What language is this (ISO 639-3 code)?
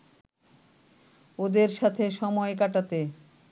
ben